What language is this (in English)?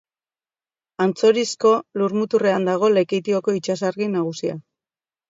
Basque